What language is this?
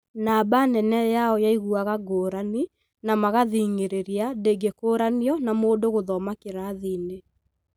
Kikuyu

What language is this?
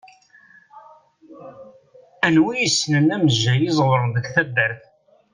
Kabyle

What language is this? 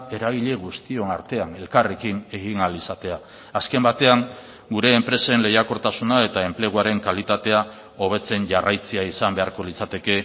Basque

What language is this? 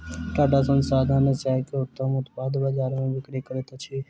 Maithili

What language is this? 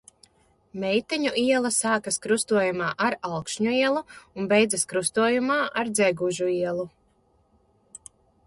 Latvian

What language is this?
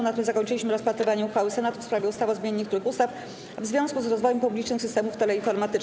Polish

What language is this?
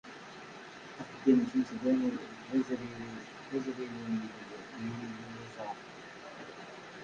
Kabyle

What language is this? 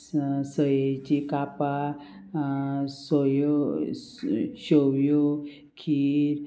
Konkani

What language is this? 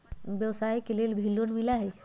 Magahi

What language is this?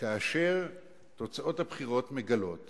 Hebrew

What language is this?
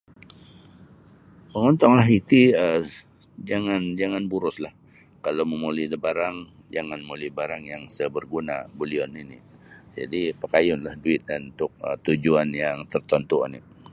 Sabah Bisaya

